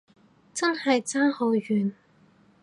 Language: Cantonese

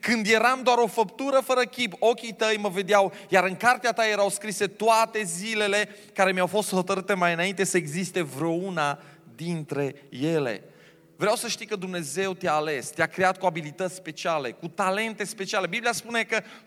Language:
Romanian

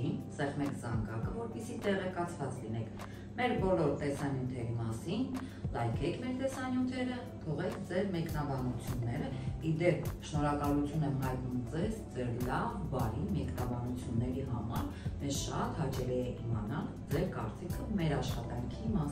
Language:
Romanian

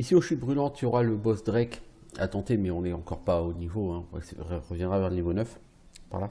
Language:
French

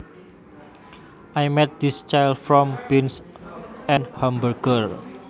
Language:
Javanese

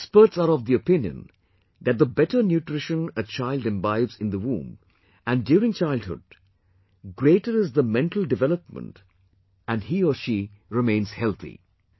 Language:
English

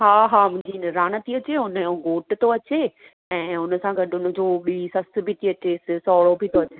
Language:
Sindhi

